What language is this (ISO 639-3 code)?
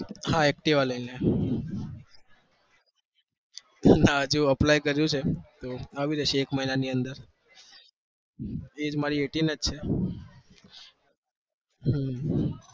guj